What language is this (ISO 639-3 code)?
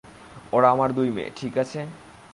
ben